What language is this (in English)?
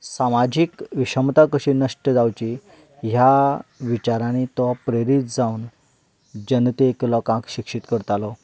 Konkani